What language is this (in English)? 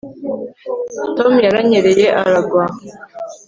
Kinyarwanda